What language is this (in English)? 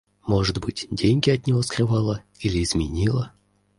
Russian